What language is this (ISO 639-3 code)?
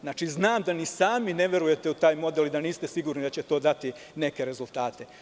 srp